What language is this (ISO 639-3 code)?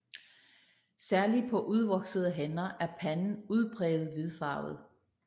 dan